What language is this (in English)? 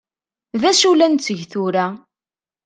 Kabyle